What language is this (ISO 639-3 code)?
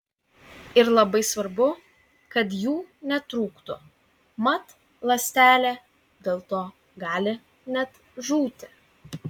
lit